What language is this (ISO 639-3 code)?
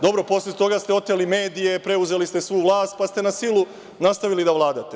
srp